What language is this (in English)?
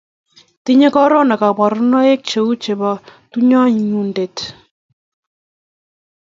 Kalenjin